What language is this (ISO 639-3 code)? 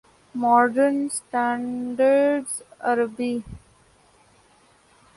urd